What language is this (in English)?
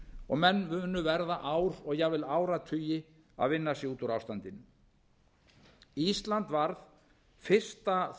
Icelandic